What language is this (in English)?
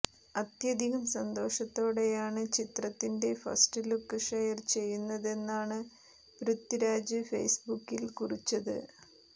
Malayalam